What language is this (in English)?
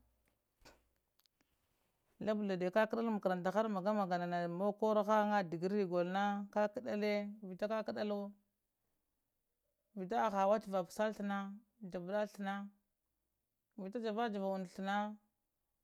Lamang